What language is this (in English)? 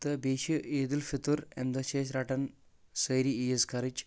Kashmiri